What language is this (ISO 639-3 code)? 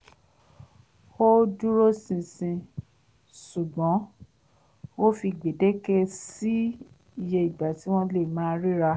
yor